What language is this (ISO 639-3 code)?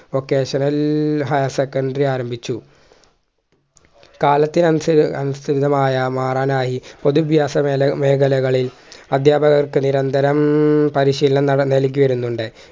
mal